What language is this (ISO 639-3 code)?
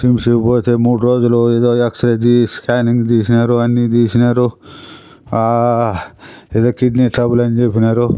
tel